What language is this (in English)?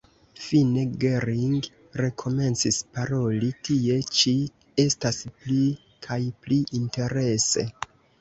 Esperanto